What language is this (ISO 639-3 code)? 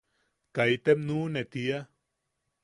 yaq